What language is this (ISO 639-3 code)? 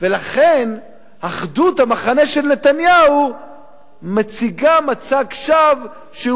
heb